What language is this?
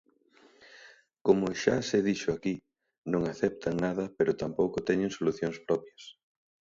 Galician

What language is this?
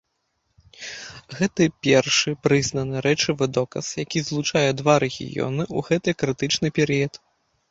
Belarusian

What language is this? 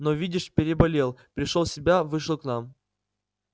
Russian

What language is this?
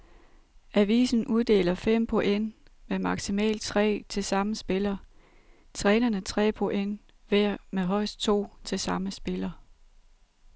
Danish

